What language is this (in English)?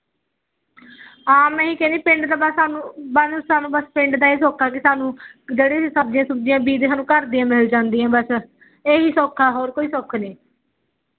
Punjabi